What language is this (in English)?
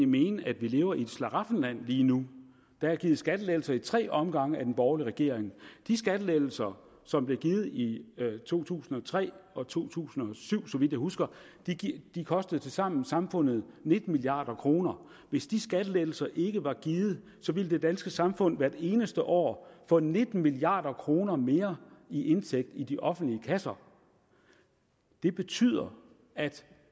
Danish